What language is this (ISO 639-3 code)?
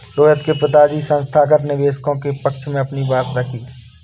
hin